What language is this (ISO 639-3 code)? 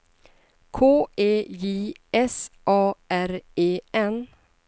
swe